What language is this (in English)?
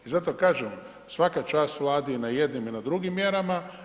Croatian